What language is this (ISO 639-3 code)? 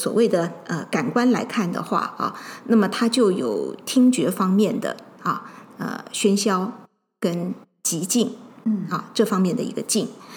zho